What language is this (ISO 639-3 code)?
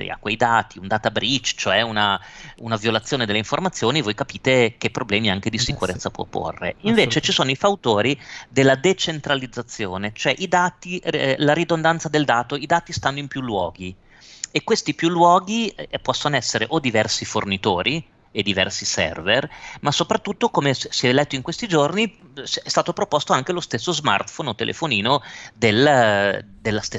ita